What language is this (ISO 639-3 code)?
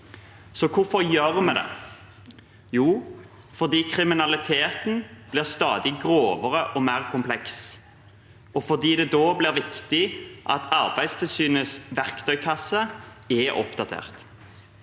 nor